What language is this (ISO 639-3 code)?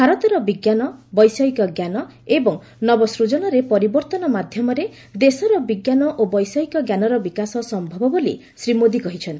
ori